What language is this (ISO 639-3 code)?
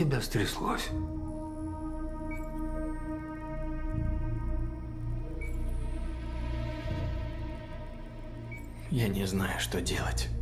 rus